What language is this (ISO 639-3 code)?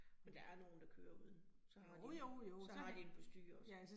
dan